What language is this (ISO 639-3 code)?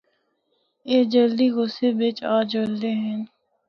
hno